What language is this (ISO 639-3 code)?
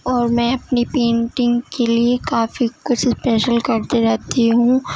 urd